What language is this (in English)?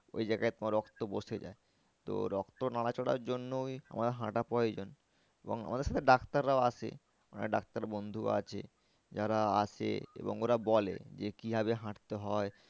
Bangla